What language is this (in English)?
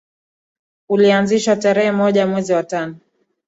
Swahili